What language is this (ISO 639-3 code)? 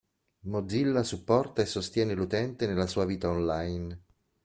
ita